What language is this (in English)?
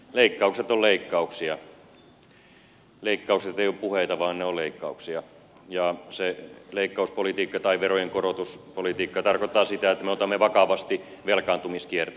Finnish